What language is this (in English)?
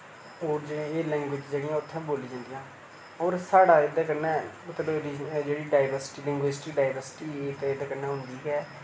Dogri